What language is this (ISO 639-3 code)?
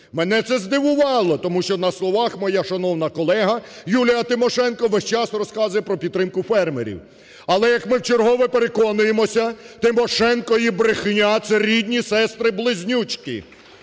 ukr